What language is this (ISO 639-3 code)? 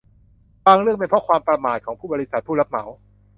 tha